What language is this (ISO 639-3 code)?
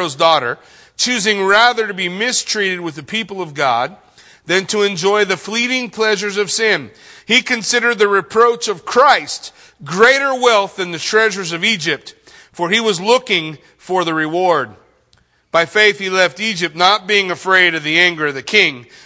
eng